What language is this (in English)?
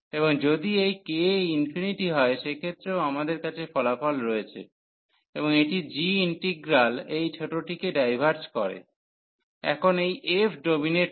Bangla